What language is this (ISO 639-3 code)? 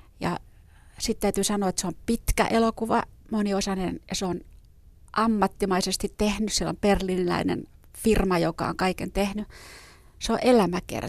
fin